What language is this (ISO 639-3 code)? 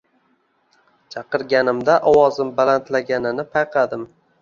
uzb